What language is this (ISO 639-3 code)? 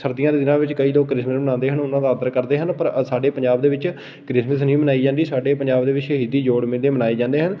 pan